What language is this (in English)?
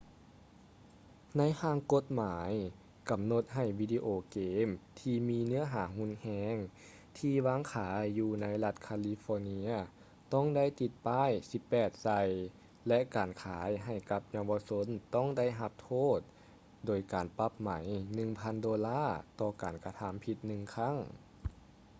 Lao